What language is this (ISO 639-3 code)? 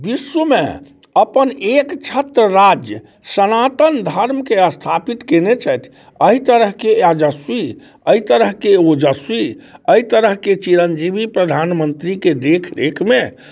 mai